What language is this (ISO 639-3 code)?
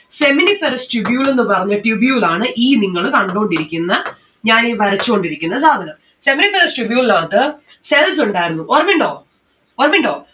mal